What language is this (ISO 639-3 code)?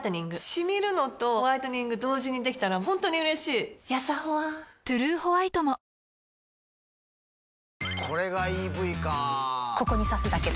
jpn